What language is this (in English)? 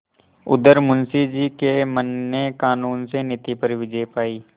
Hindi